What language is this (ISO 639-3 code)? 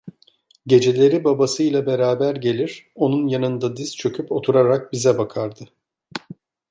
tur